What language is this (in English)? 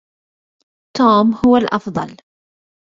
Arabic